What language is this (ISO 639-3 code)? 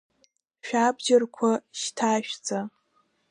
abk